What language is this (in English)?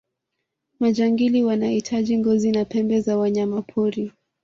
Swahili